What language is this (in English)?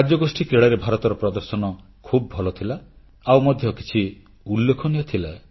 Odia